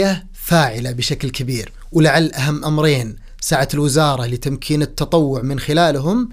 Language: Arabic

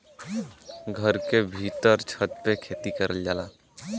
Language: Bhojpuri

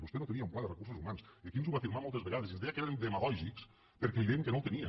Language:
Catalan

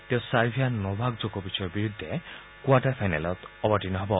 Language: Assamese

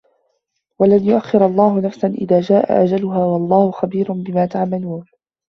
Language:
Arabic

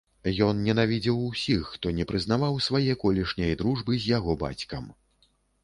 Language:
Belarusian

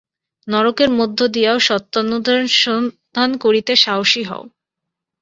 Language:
Bangla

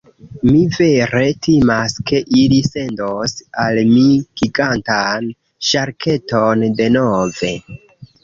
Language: Esperanto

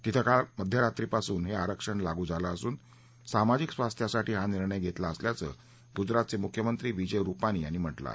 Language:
Marathi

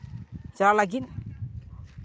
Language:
Santali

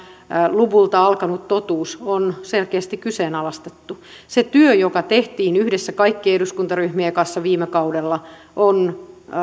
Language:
Finnish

